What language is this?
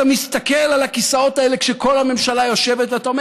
Hebrew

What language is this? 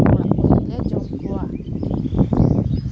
Santali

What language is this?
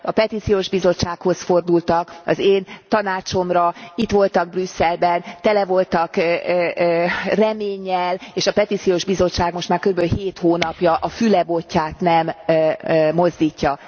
Hungarian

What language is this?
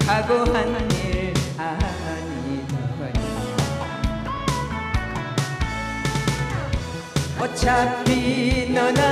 Korean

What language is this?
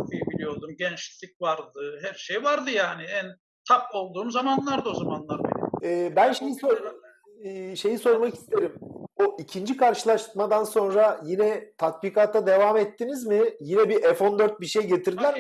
Turkish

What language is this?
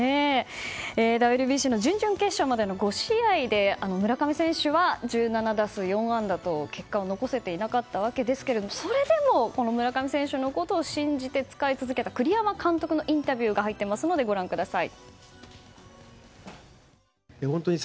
Japanese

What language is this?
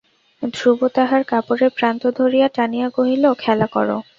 Bangla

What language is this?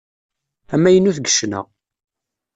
Kabyle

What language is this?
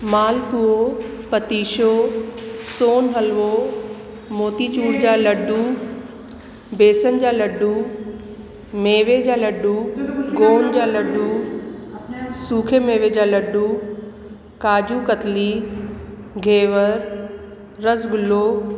Sindhi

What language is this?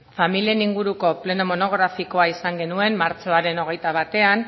Basque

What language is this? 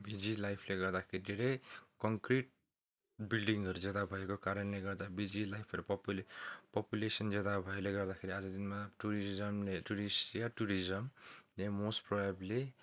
Nepali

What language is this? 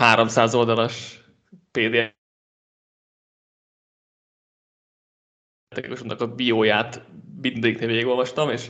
Hungarian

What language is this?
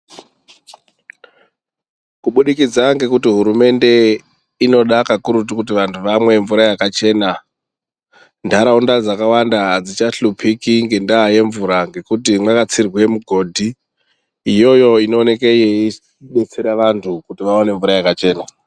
Ndau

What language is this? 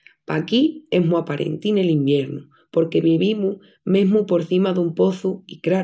Extremaduran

